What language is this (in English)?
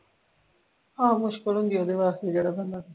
Punjabi